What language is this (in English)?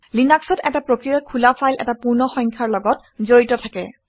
Assamese